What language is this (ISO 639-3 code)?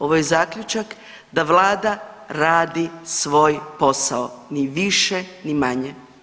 hrv